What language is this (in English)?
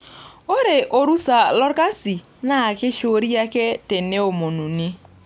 Masai